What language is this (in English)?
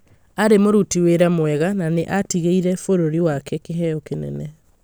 Kikuyu